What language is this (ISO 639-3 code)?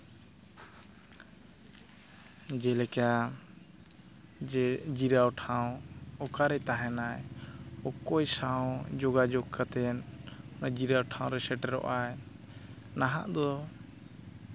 sat